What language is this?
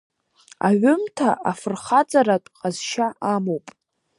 Abkhazian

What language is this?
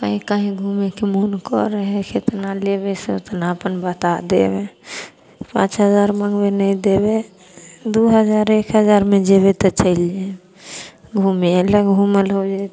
Maithili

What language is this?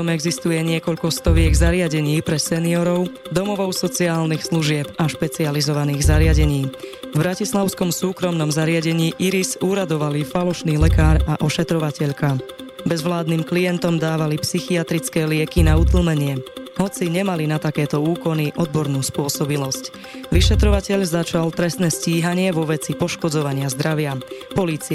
Slovak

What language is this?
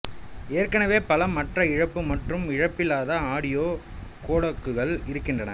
Tamil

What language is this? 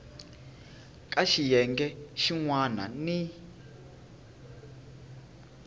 Tsonga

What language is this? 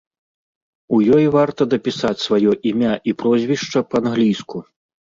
Belarusian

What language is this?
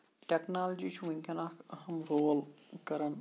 Kashmiri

